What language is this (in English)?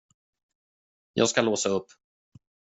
Swedish